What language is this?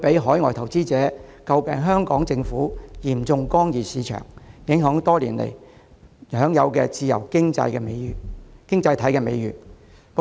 Cantonese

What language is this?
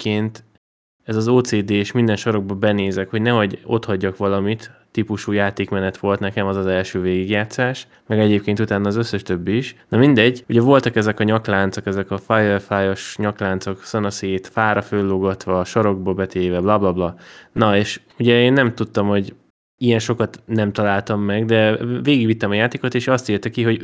Hungarian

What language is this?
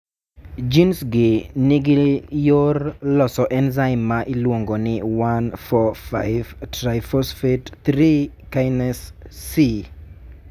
Luo (Kenya and Tanzania)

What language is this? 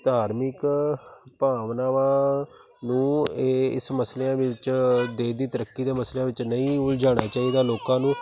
Punjabi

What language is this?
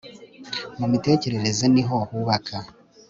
Kinyarwanda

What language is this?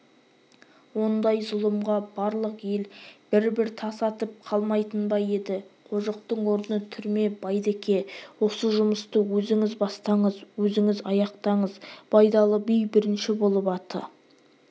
Kazakh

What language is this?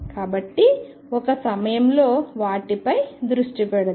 Telugu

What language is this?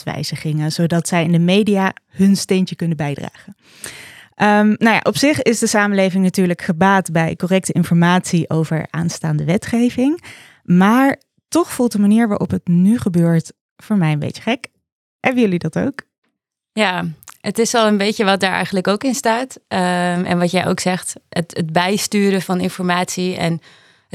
Dutch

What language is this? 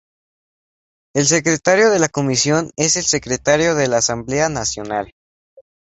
Spanish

